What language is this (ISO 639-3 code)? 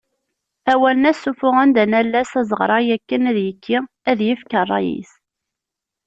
kab